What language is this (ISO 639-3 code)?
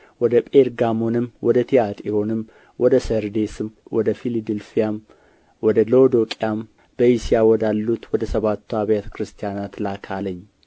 amh